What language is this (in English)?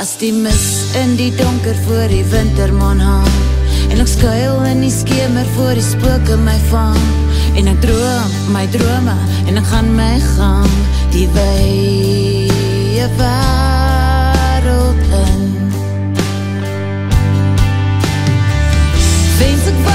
Dutch